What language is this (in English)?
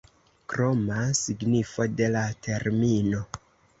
Esperanto